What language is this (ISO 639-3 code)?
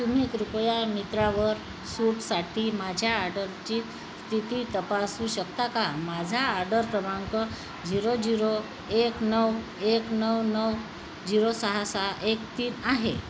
mar